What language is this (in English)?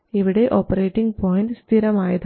Malayalam